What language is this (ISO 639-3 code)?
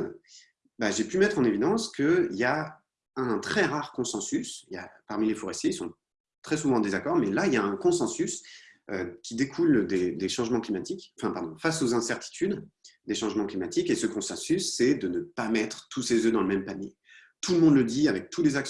fra